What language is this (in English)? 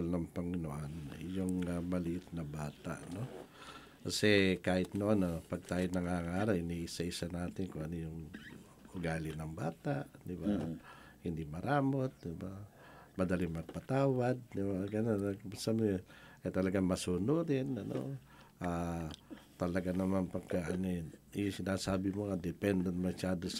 Filipino